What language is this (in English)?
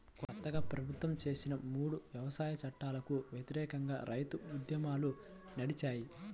Telugu